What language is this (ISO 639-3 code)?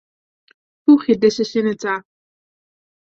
fry